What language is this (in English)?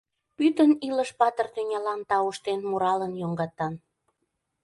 Mari